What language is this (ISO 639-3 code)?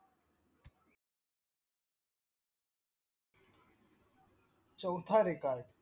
mar